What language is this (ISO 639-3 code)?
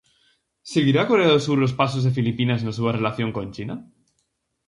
glg